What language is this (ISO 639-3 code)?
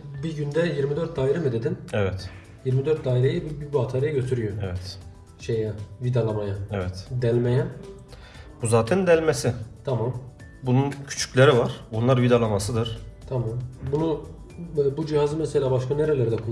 tur